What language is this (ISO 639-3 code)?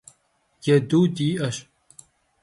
kbd